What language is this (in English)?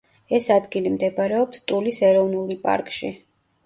Georgian